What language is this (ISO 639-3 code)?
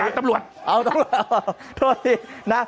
tha